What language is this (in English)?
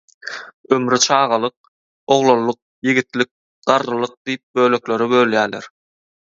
Turkmen